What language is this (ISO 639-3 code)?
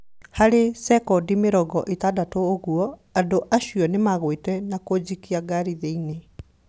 kik